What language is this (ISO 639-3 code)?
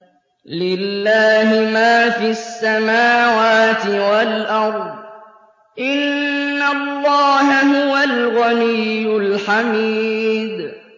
ara